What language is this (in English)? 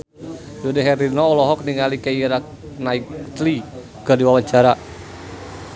Sundanese